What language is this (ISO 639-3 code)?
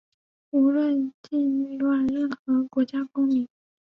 zho